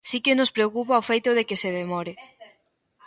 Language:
Galician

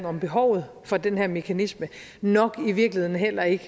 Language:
Danish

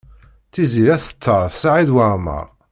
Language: Kabyle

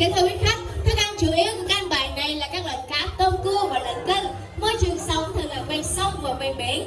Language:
Vietnamese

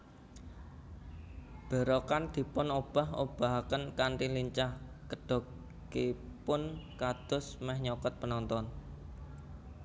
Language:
Javanese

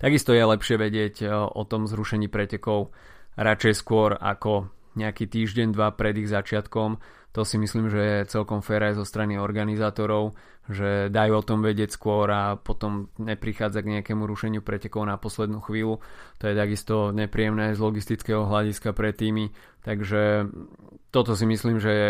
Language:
Slovak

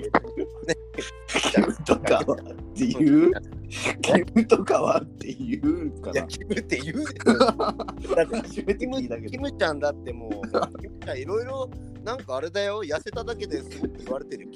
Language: Japanese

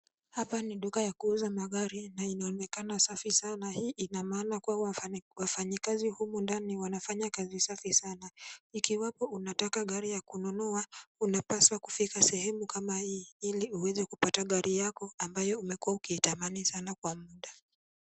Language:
Swahili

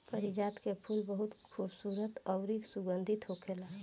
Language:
Bhojpuri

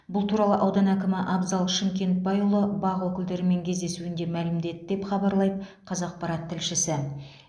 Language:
Kazakh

